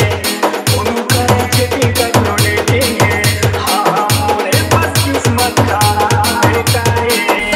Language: Romanian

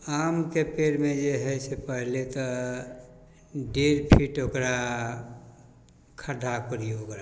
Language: Maithili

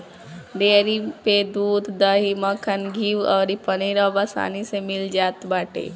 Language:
Bhojpuri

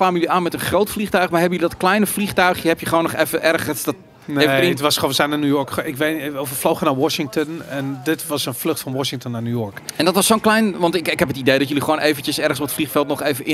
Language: Dutch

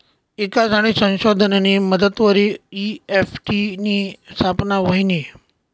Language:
Marathi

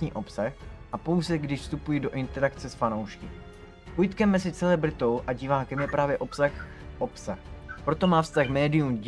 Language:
Czech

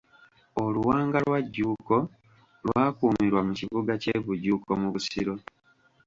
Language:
Ganda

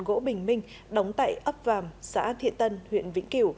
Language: Vietnamese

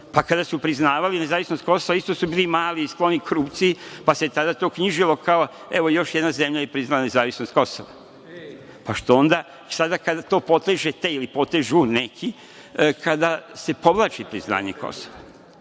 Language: Serbian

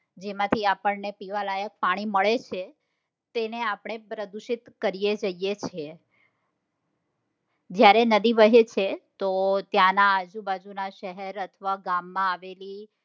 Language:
Gujarati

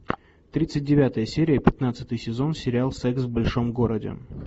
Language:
Russian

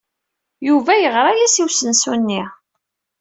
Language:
Kabyle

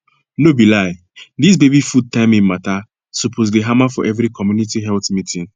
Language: Nigerian Pidgin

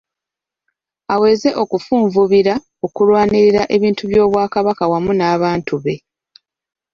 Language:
Ganda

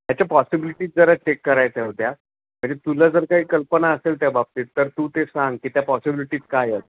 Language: Marathi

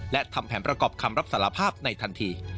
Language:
Thai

